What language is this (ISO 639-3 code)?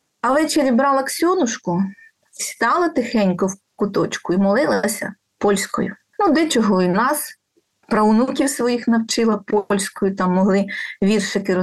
ukr